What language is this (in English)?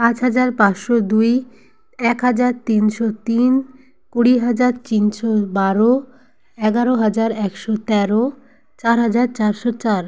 Bangla